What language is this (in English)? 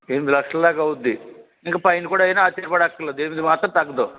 Telugu